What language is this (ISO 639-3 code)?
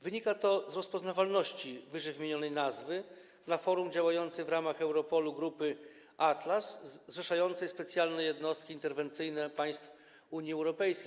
pol